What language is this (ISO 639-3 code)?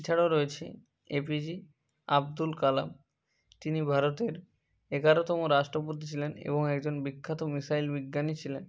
ben